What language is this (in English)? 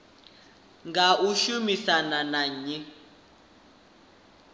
Venda